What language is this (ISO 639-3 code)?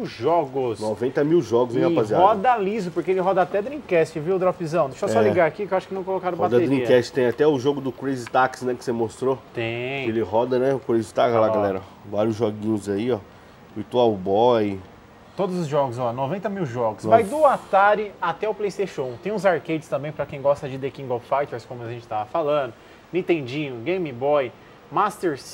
por